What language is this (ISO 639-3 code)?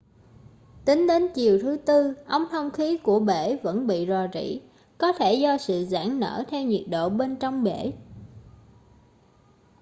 vie